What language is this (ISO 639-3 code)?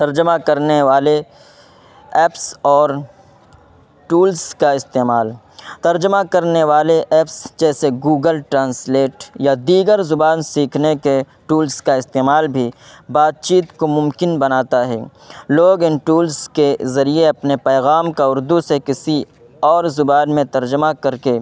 urd